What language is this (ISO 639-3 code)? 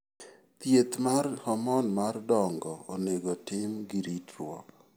luo